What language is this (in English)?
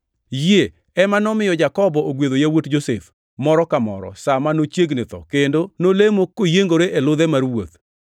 Luo (Kenya and Tanzania)